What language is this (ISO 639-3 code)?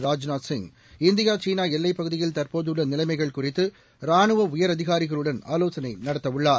tam